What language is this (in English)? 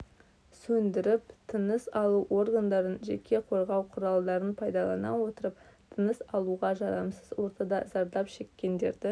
Kazakh